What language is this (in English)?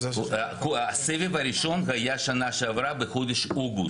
Hebrew